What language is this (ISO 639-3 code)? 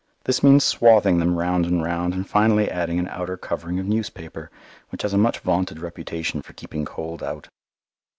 eng